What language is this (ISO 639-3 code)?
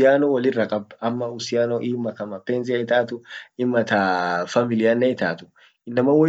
orc